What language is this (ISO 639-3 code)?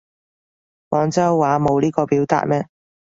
yue